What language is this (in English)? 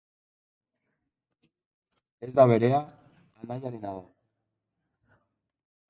Basque